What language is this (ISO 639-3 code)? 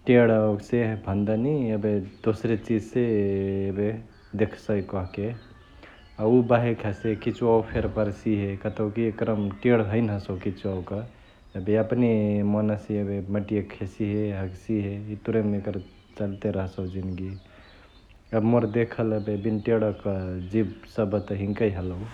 the